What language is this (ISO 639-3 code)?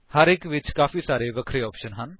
pan